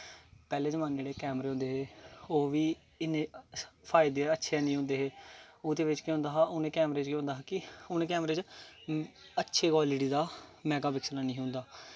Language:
Dogri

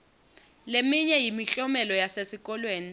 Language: Swati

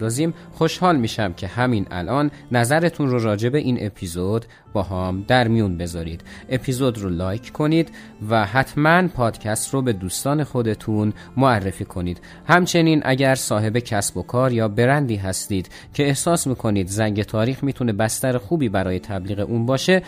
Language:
Persian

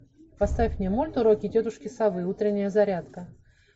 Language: Russian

